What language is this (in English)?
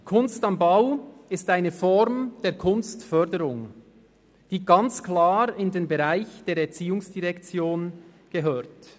Swiss German